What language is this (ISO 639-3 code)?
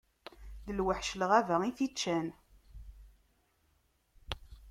kab